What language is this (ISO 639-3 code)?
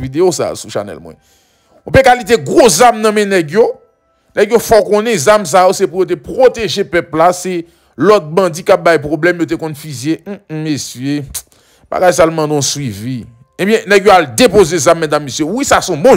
fra